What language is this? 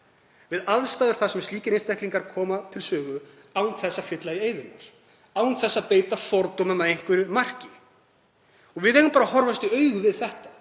Icelandic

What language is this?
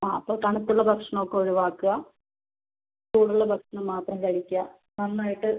Malayalam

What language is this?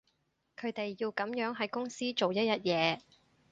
Cantonese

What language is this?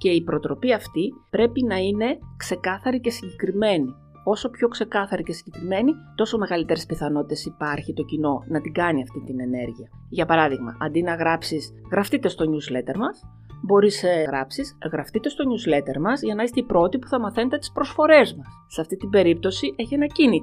Greek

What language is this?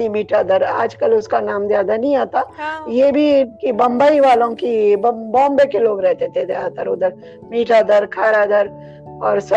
Urdu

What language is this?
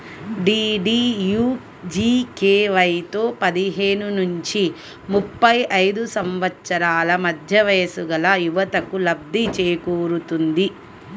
Telugu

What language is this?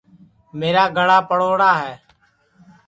Sansi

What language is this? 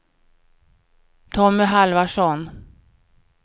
Swedish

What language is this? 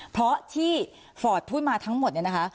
Thai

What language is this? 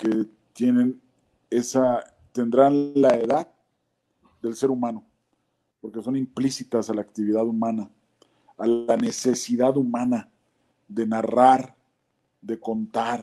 Spanish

